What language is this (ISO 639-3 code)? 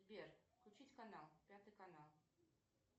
rus